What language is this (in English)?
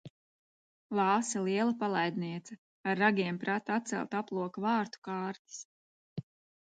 Latvian